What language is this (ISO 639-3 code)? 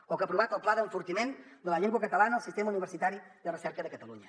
cat